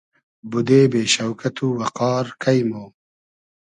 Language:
Hazaragi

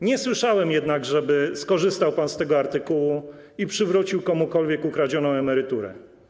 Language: Polish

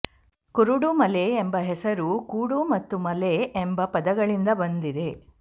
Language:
Kannada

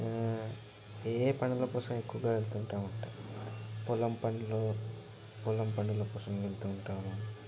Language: Telugu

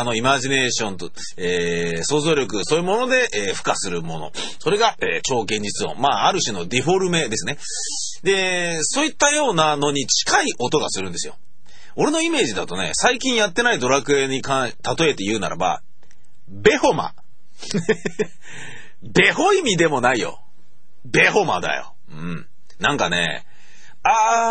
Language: Japanese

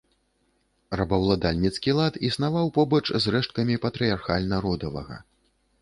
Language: Belarusian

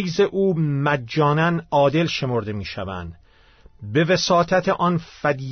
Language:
Persian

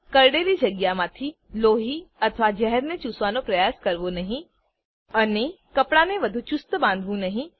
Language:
Gujarati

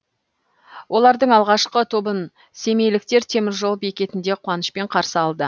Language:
Kazakh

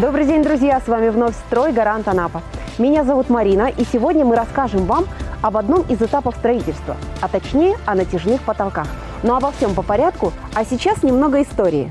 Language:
Russian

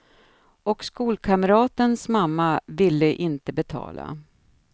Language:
Swedish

